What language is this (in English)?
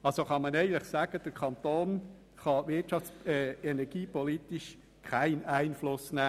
Swiss German